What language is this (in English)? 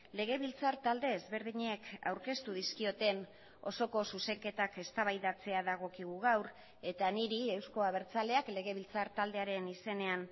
Basque